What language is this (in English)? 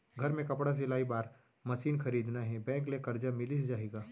Chhattisgarhi